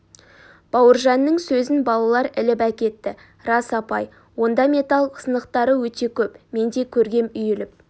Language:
Kazakh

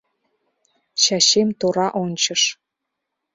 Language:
Mari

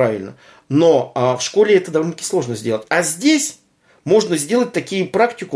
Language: Russian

